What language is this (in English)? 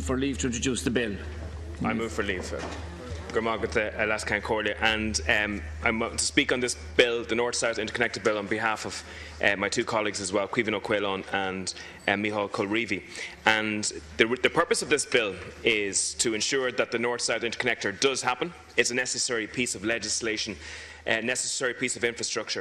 English